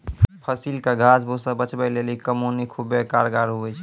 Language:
Maithili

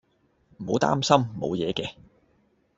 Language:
Cantonese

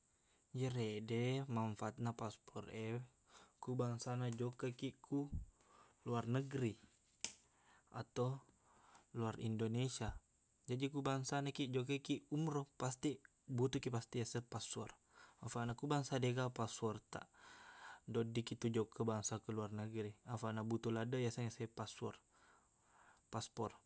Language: Buginese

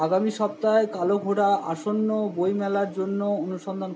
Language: Bangla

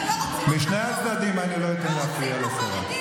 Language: Hebrew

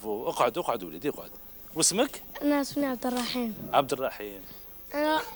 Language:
Arabic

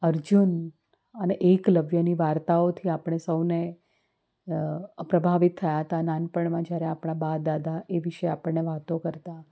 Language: Gujarati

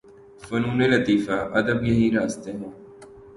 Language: Urdu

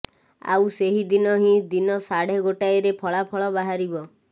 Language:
Odia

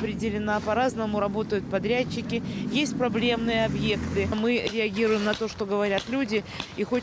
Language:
Russian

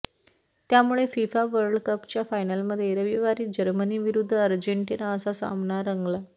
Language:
Marathi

